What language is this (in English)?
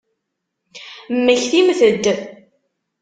Kabyle